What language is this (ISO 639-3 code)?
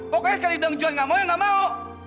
ind